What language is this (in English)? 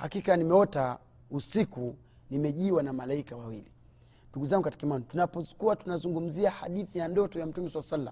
Swahili